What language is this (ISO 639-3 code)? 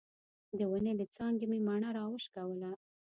pus